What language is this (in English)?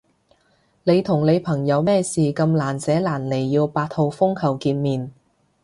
Cantonese